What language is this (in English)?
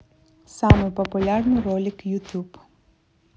Russian